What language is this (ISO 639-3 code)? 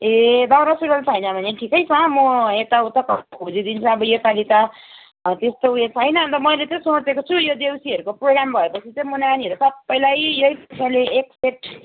nep